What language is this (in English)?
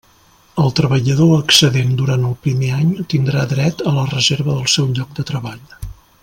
Catalan